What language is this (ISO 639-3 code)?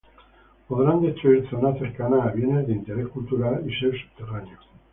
spa